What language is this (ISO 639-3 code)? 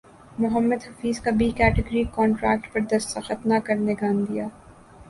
urd